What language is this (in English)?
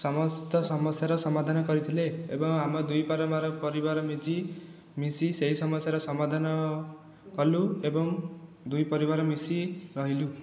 Odia